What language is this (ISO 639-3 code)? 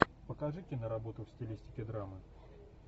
rus